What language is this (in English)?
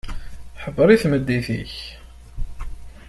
Kabyle